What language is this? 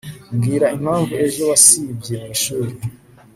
Kinyarwanda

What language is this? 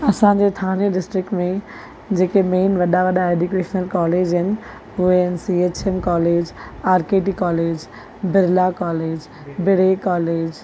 Sindhi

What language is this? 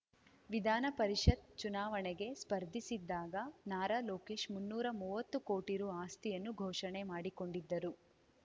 Kannada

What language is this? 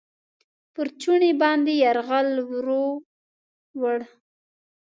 Pashto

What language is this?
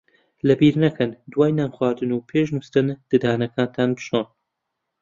Central Kurdish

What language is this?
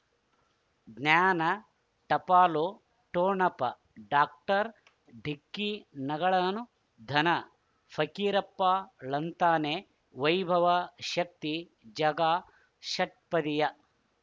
Kannada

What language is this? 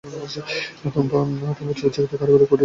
Bangla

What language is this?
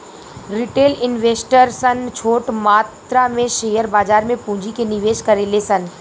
Bhojpuri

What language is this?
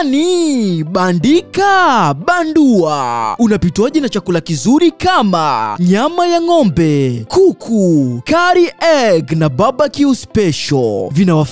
Swahili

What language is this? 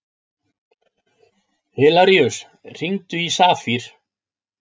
Icelandic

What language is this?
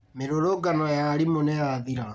Kikuyu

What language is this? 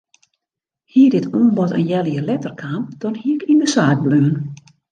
Western Frisian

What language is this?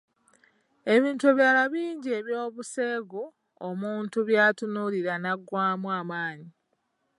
Ganda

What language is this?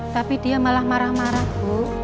Indonesian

